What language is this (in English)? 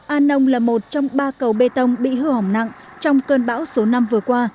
Vietnamese